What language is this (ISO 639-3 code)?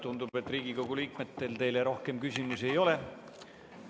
est